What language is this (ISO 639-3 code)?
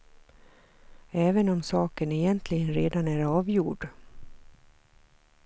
swe